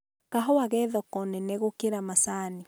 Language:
Kikuyu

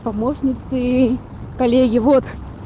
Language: Russian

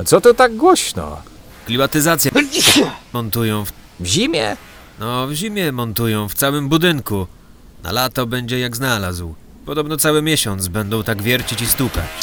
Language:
Polish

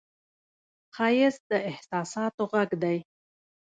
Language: Pashto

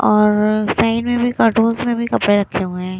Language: Hindi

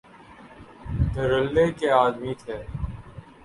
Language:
Urdu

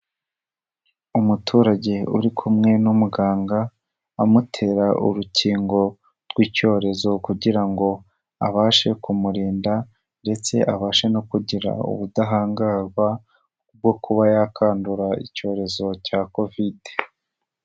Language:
Kinyarwanda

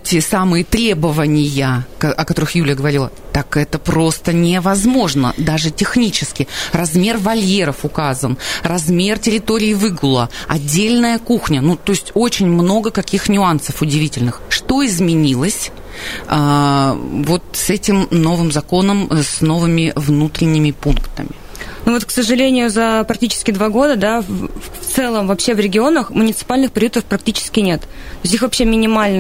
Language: Russian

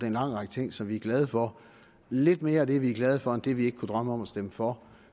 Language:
Danish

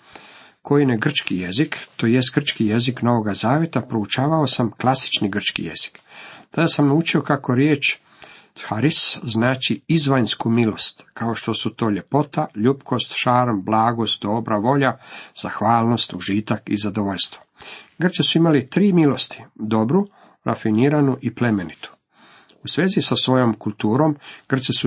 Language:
Croatian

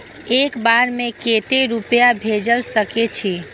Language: Maithili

